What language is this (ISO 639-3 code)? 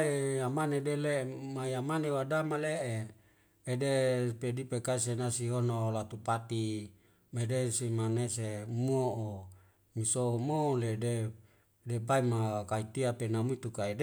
weo